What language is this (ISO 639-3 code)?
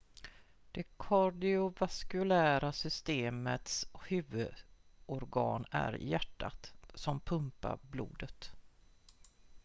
swe